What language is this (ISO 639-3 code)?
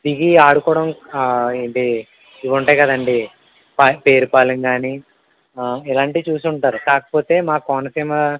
tel